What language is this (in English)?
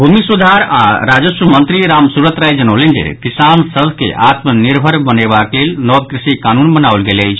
Maithili